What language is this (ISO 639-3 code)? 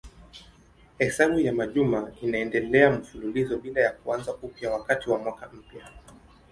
swa